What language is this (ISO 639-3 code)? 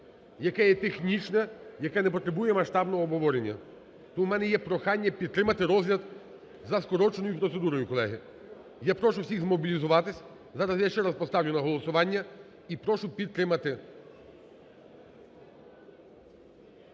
ukr